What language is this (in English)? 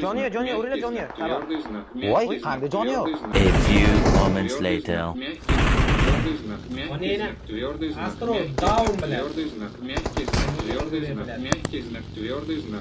Turkish